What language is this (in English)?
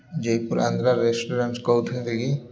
Odia